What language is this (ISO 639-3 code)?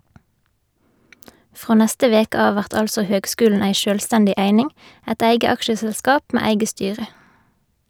nor